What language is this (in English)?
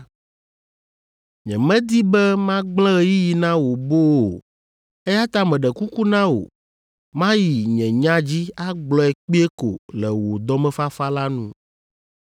Ewe